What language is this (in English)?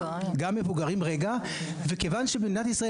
Hebrew